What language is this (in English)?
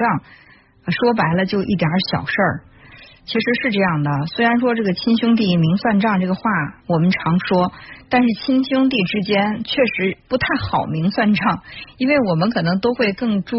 Chinese